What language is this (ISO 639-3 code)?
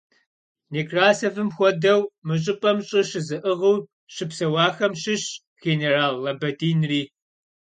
kbd